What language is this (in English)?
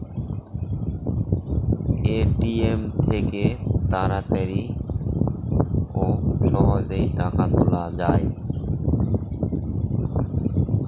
Bangla